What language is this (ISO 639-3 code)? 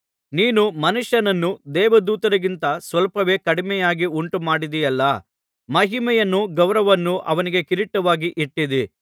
kan